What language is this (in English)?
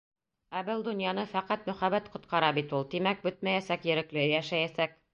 Bashkir